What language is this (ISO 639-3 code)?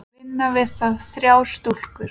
isl